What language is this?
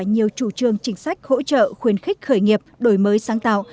Vietnamese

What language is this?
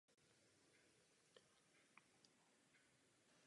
Czech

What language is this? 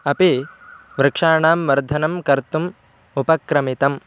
Sanskrit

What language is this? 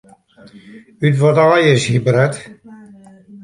Western Frisian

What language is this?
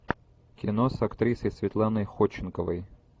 Russian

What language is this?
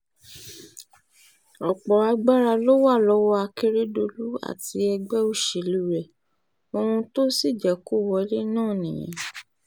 Yoruba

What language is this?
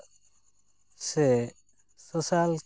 Santali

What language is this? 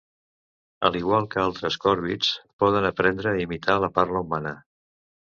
Catalan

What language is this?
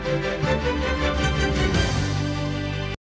Ukrainian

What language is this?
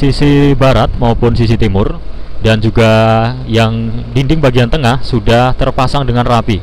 Indonesian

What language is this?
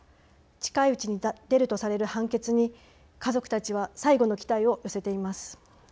Japanese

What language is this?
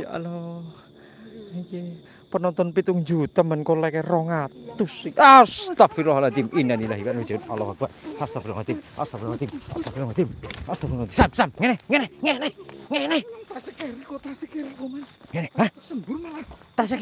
Indonesian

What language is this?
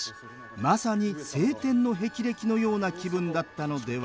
Japanese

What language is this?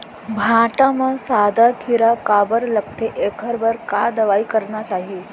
Chhattisgarhi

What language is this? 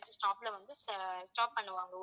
Tamil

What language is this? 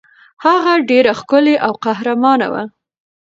Pashto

